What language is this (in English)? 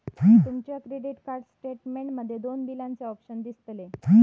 Marathi